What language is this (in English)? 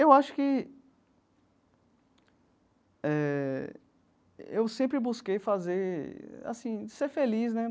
Portuguese